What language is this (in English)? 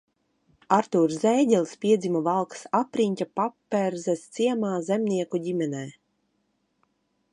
Latvian